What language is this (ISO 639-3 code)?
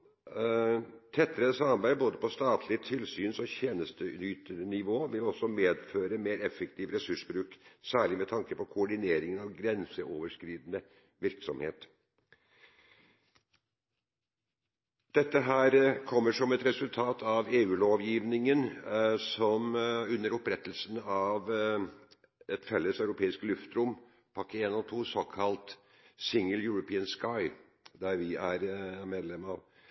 nob